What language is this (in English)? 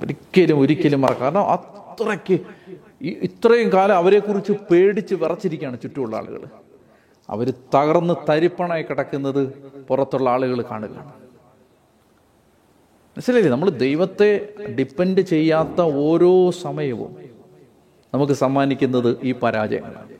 Malayalam